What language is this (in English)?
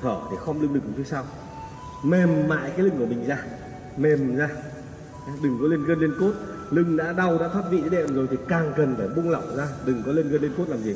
Vietnamese